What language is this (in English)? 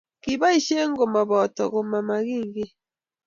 Kalenjin